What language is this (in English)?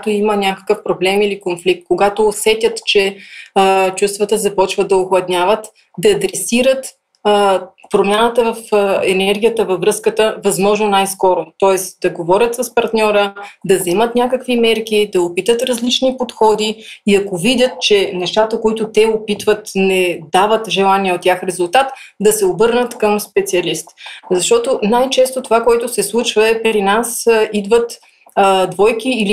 Bulgarian